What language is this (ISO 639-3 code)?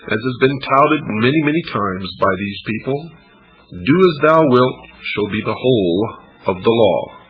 eng